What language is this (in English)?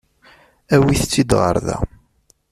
Kabyle